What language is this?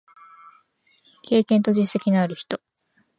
Japanese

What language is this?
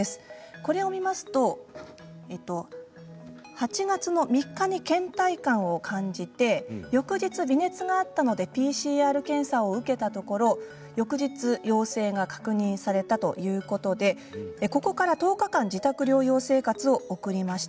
Japanese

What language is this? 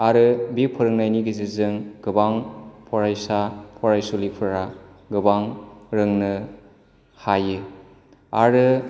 Bodo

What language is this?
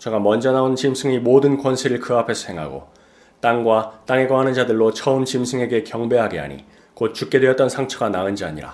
Korean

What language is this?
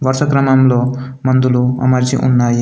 Telugu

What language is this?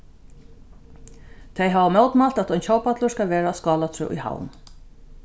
Faroese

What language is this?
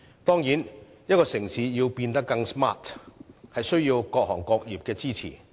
Cantonese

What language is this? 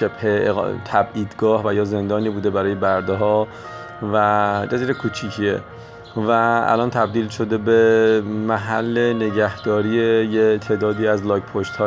Persian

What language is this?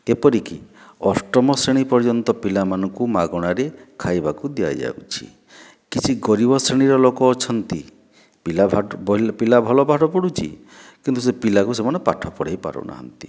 Odia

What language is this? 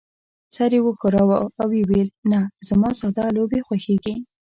Pashto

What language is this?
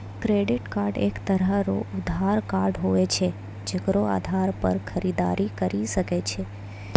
Maithili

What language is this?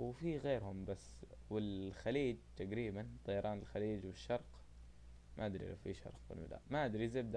Arabic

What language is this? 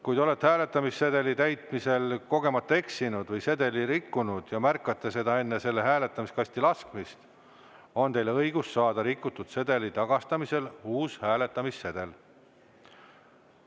Estonian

